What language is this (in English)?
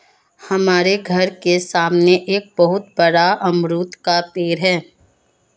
Hindi